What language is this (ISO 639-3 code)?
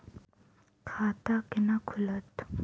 mai